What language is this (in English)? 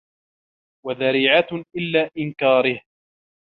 Arabic